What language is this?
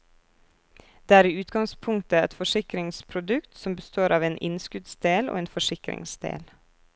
Norwegian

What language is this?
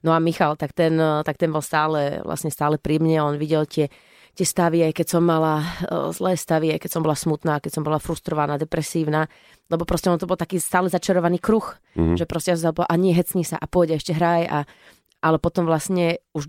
Slovak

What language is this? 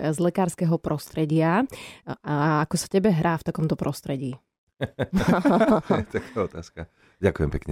Slovak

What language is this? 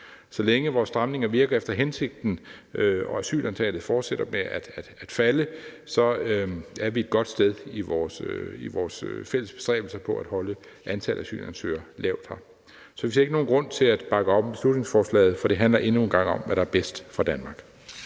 Danish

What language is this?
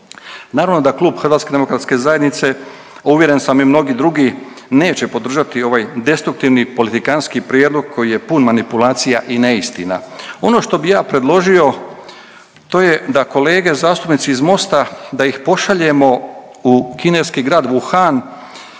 Croatian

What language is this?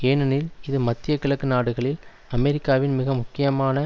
Tamil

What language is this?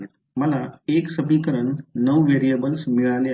Marathi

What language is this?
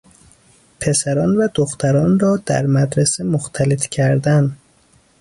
Persian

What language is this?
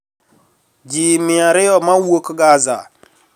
Luo (Kenya and Tanzania)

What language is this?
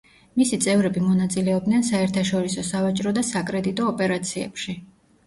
Georgian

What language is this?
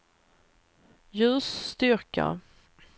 Swedish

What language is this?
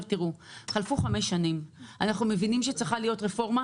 Hebrew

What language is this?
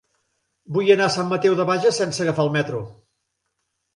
Catalan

